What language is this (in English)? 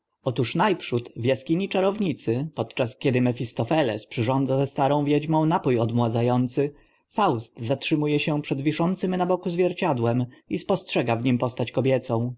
Polish